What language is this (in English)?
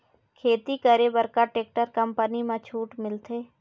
Chhattisgarhi